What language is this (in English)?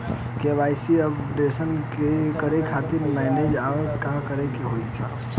Bhojpuri